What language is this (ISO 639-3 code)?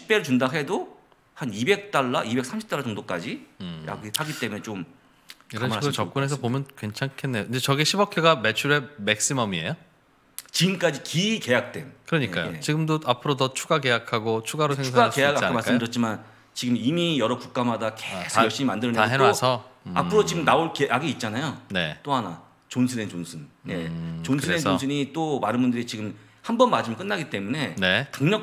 kor